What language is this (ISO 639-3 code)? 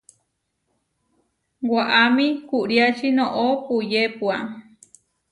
var